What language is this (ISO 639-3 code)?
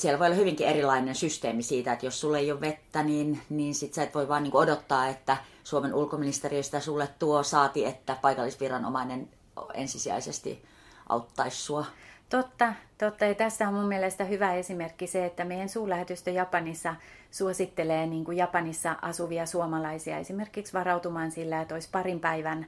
fin